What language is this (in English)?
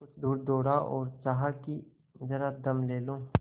Hindi